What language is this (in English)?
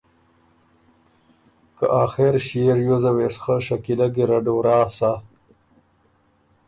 Ormuri